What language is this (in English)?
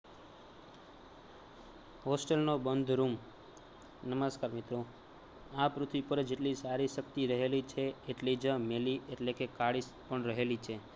Gujarati